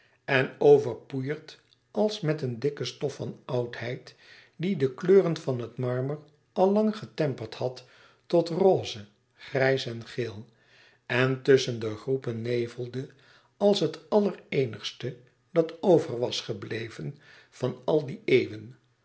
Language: Dutch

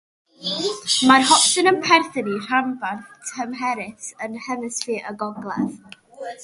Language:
Welsh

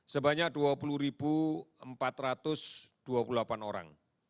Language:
Indonesian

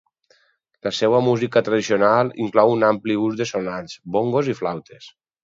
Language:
Catalan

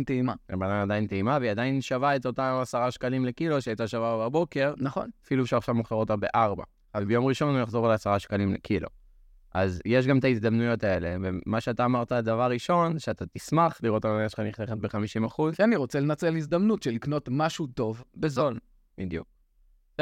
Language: Hebrew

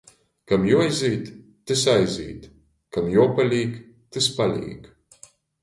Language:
Latgalian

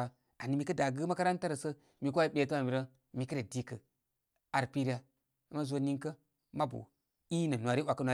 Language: Koma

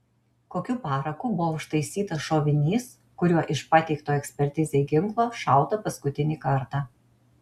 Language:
Lithuanian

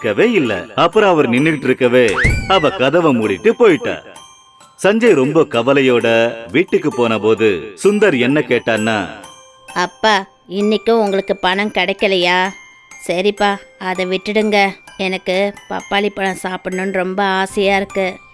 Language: Turkish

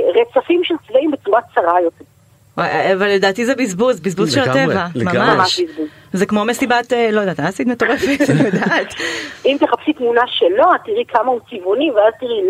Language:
Hebrew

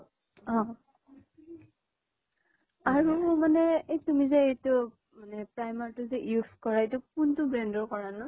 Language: Assamese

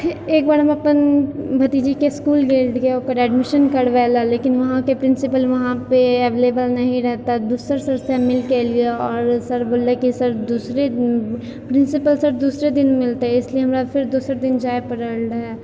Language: Maithili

